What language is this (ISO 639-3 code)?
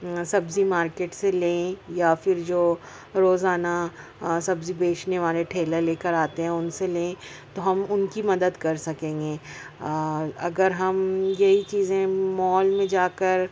urd